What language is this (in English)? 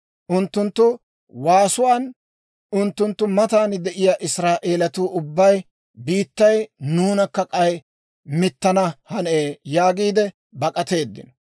Dawro